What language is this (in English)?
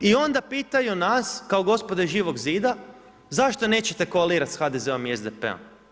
Croatian